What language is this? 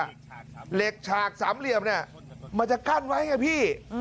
Thai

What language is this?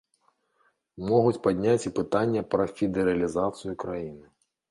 Belarusian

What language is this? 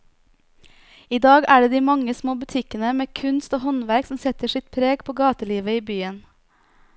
Norwegian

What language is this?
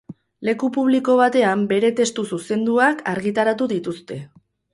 Basque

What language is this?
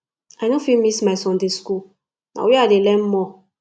Nigerian Pidgin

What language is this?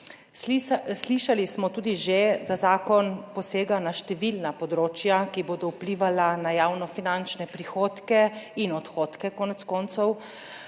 Slovenian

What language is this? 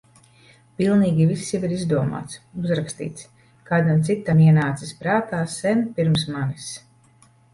Latvian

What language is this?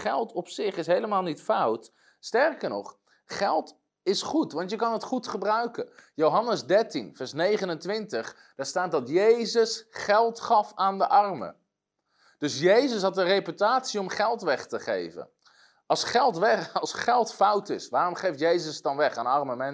Dutch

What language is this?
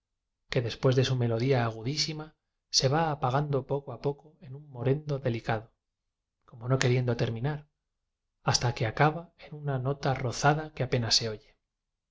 Spanish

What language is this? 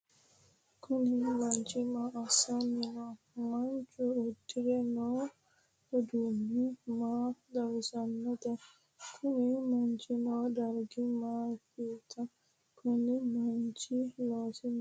Sidamo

